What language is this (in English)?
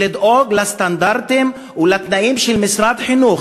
Hebrew